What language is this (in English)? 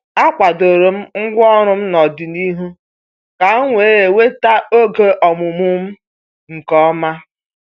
Igbo